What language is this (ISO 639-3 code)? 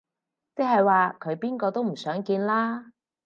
yue